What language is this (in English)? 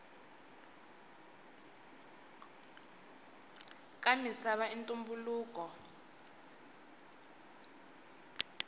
Tsonga